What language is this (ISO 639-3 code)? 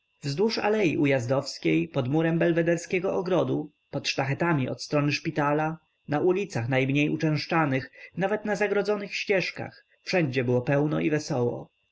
pol